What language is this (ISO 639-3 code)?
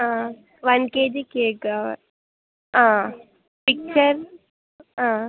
tel